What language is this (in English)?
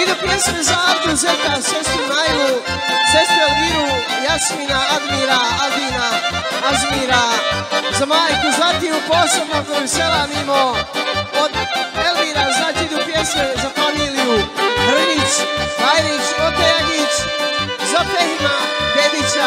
Romanian